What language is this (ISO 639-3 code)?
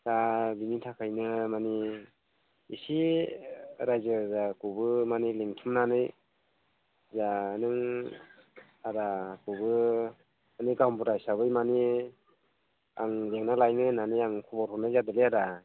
brx